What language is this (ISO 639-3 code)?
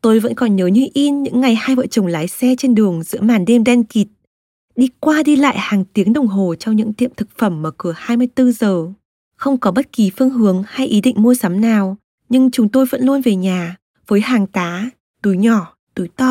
vie